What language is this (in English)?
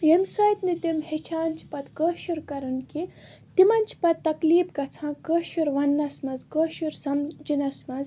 Kashmiri